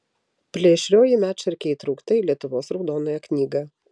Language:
Lithuanian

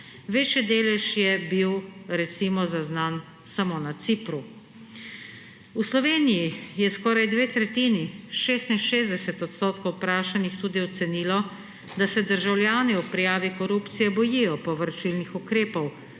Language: Slovenian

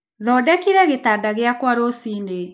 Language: Kikuyu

